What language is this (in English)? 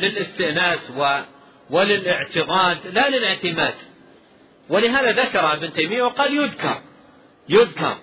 Arabic